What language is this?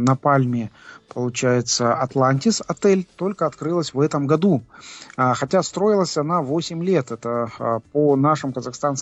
Russian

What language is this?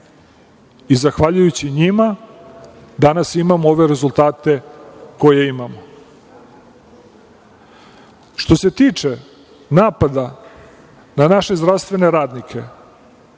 Serbian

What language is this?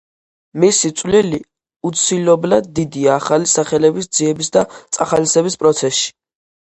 Georgian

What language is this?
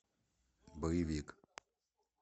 Russian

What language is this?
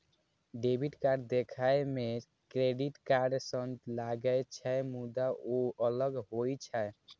Maithili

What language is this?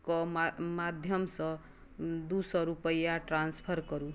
Maithili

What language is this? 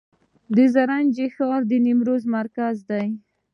Pashto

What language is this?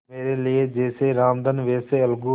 Hindi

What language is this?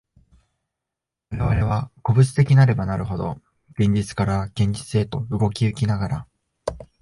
Japanese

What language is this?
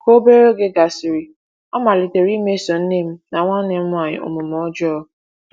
Igbo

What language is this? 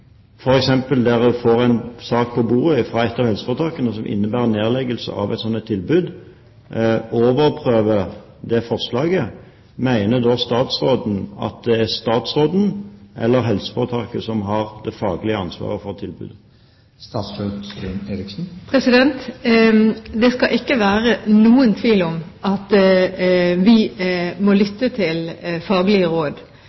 Norwegian Bokmål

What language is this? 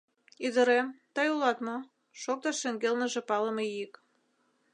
Mari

